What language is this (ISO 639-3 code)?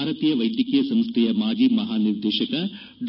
kan